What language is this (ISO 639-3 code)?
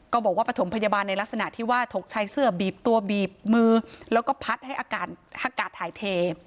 tha